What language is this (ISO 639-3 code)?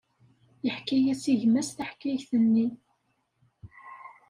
kab